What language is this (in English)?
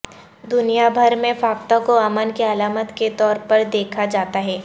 Urdu